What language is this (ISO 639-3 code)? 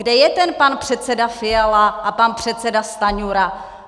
ces